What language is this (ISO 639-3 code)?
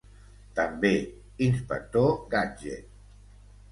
cat